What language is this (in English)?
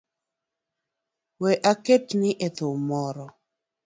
Luo (Kenya and Tanzania)